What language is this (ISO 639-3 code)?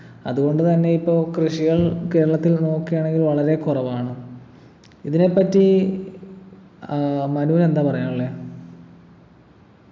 mal